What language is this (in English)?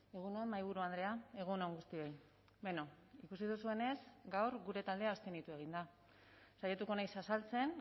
Basque